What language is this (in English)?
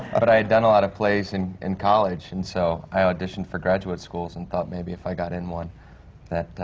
English